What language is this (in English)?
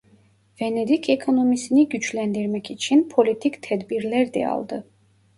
Turkish